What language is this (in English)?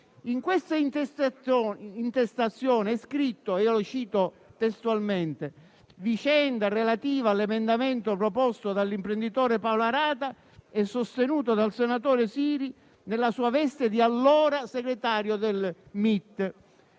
Italian